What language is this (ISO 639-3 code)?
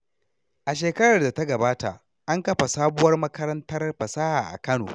hau